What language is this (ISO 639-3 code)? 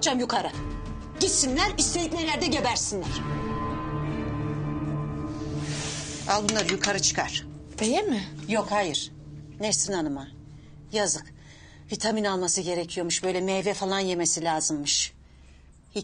tur